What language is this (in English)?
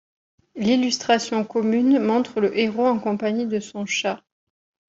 French